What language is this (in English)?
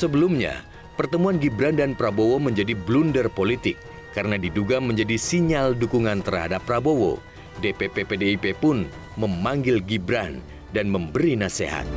Indonesian